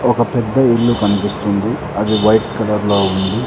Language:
Telugu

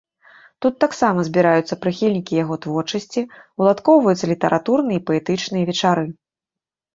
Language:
Belarusian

